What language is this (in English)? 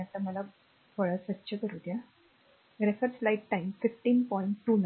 Marathi